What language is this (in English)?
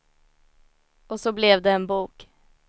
Swedish